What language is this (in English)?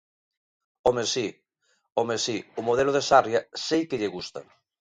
Galician